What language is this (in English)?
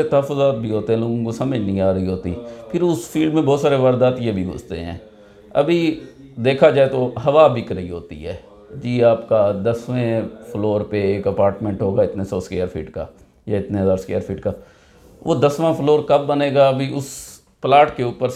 Urdu